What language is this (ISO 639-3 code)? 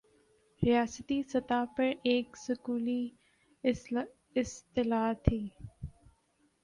urd